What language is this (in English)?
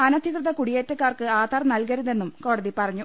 Malayalam